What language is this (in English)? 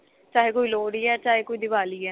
Punjabi